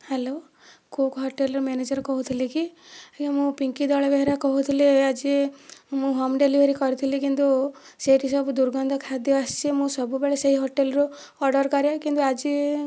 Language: Odia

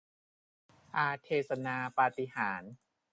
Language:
Thai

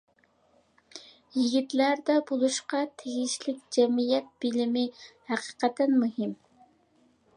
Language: Uyghur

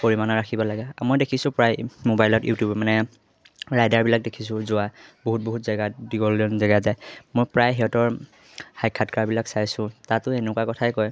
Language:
Assamese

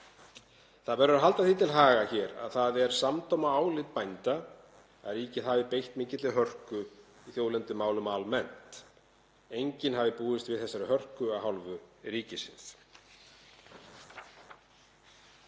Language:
Icelandic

